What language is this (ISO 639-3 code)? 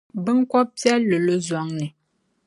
dag